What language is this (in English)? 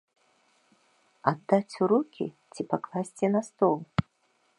Belarusian